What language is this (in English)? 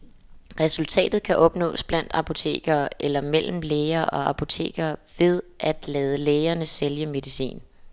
Danish